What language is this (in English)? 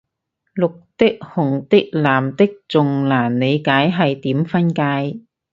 Cantonese